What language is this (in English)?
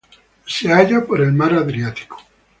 Spanish